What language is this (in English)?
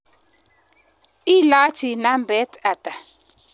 Kalenjin